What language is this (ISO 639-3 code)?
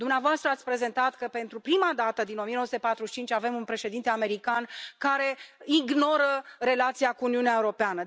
ron